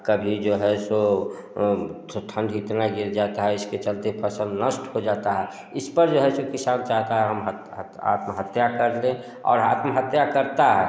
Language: Hindi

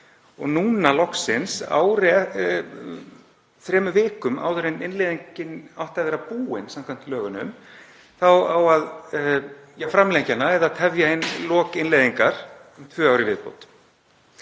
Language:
Icelandic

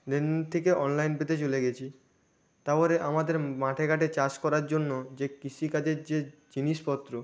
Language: Bangla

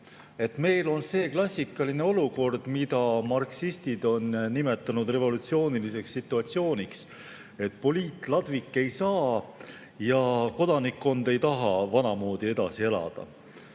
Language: Estonian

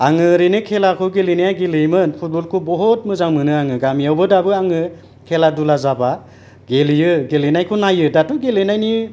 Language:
Bodo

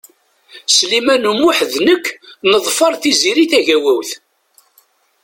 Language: Kabyle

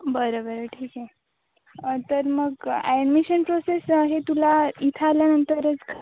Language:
Marathi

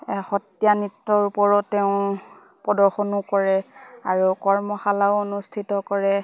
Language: Assamese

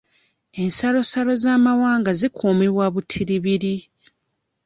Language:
Ganda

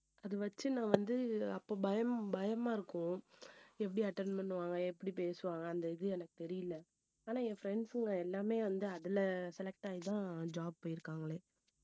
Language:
Tamil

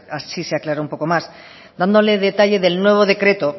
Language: Spanish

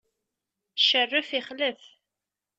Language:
Kabyle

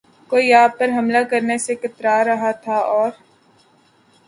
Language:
Urdu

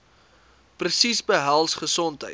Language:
Afrikaans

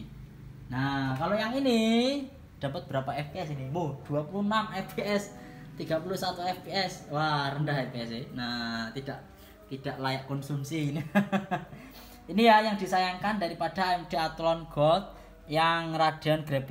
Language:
Indonesian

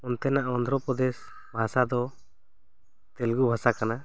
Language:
Santali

